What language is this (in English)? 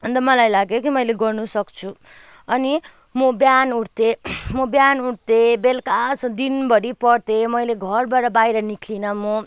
Nepali